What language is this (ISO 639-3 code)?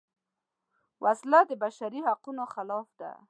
pus